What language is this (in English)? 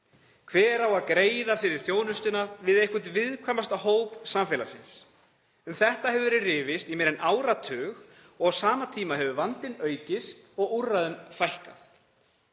Icelandic